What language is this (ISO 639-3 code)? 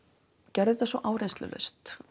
isl